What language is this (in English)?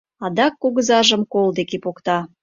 Mari